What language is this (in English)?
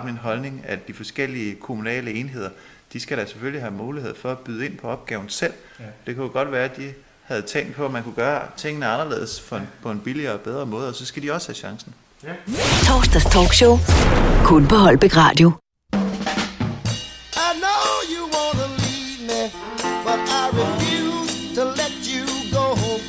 Danish